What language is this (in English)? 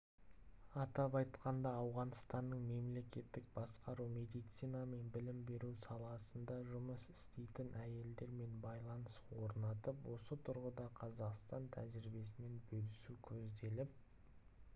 Kazakh